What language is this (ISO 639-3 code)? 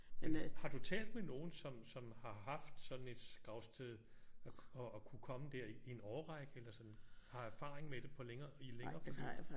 dan